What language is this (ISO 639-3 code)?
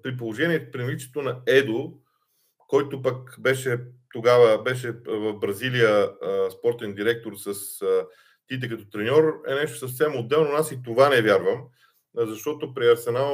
bul